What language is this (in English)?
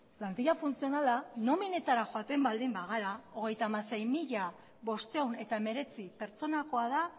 Basque